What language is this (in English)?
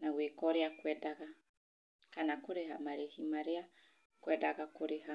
Kikuyu